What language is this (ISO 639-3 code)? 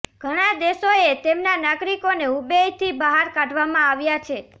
guj